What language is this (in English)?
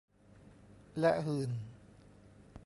Thai